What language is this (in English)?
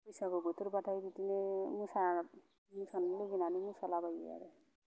Bodo